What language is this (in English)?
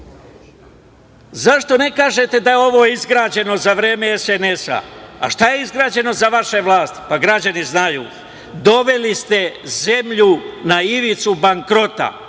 Serbian